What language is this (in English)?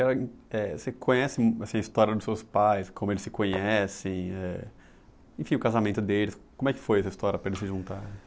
Portuguese